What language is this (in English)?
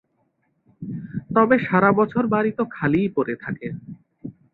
Bangla